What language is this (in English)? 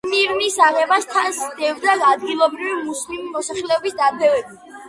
Georgian